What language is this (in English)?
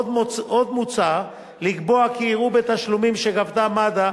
Hebrew